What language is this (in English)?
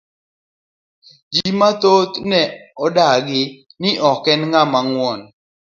Luo (Kenya and Tanzania)